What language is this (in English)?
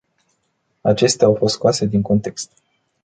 Romanian